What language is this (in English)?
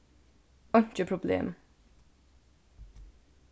Faroese